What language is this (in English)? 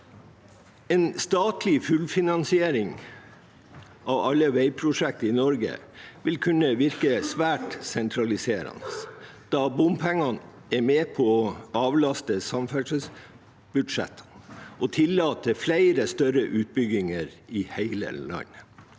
Norwegian